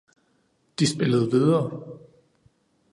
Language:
Danish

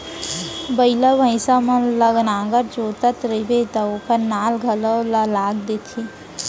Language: Chhattisgarhi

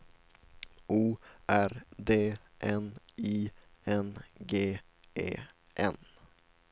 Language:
Swedish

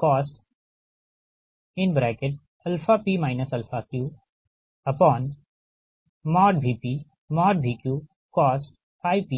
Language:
Hindi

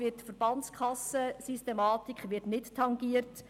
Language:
Swiss German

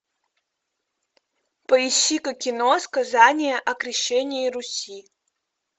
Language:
Russian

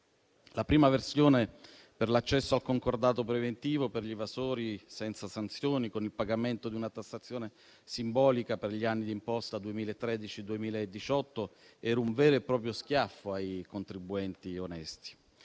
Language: Italian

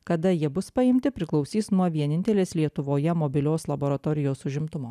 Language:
Lithuanian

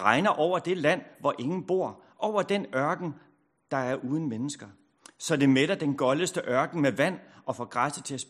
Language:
Danish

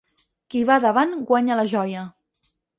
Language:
Catalan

